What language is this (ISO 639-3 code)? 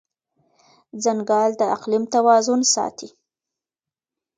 pus